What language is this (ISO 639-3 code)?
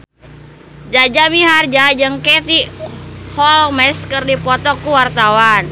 sun